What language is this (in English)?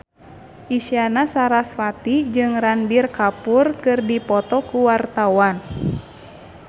Sundanese